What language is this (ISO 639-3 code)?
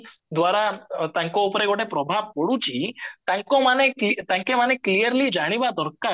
ori